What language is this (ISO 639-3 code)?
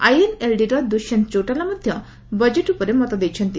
ori